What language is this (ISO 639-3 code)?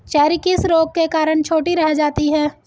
hin